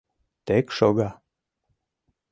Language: Mari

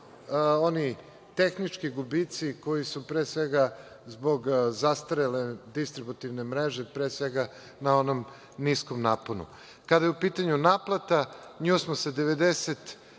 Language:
Serbian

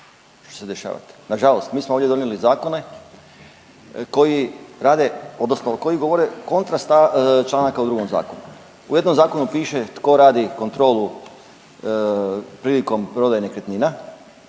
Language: Croatian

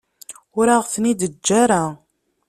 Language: Kabyle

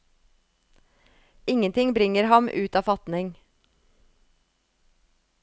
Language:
Norwegian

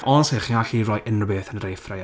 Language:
Welsh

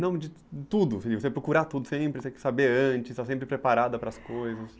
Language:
Portuguese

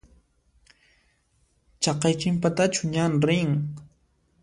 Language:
Puno Quechua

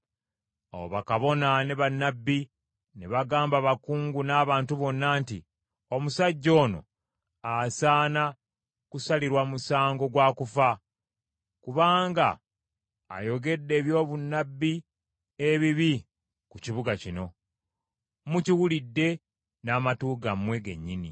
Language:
Ganda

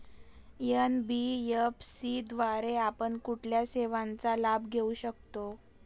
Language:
Marathi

